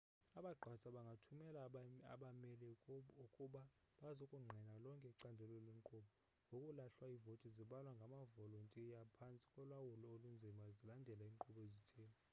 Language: Xhosa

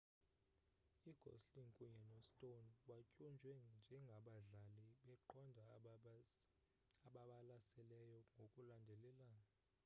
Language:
Xhosa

